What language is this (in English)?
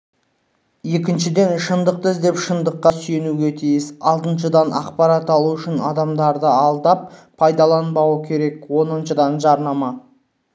Kazakh